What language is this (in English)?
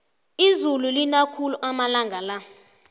South Ndebele